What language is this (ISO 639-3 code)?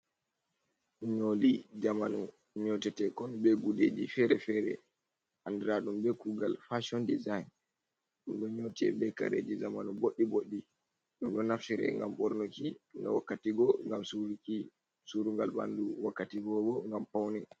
ful